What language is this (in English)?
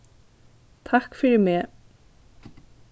Faroese